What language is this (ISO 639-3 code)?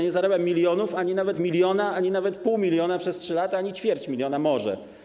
pol